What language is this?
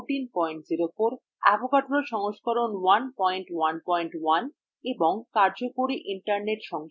Bangla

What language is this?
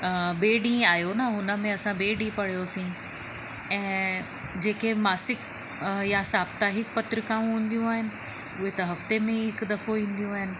Sindhi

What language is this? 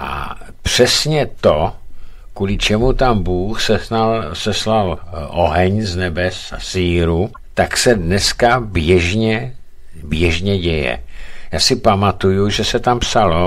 Czech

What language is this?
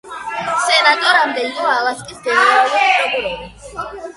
Georgian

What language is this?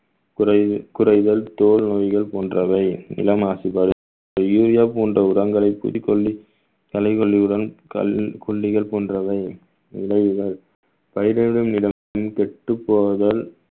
Tamil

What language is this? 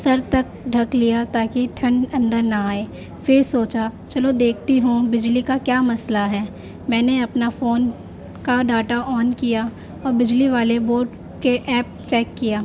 Urdu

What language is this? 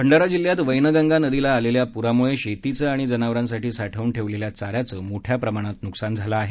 Marathi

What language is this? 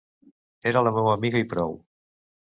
Catalan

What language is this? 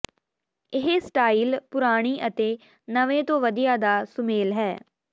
Punjabi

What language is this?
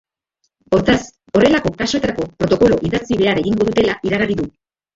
Basque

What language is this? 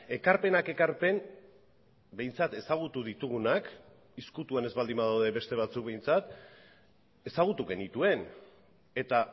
Basque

